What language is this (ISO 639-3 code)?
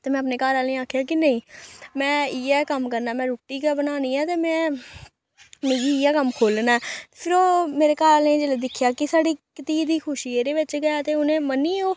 doi